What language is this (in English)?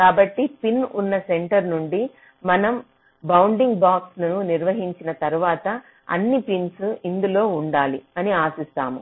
Telugu